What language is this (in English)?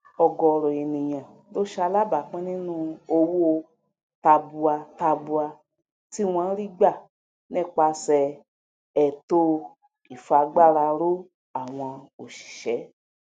Yoruba